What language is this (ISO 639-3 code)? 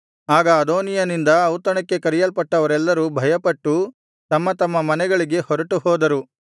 kan